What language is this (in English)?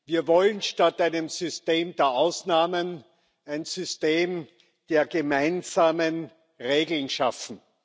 German